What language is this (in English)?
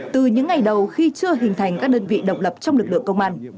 Vietnamese